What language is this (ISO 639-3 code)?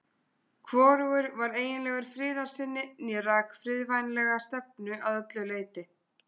isl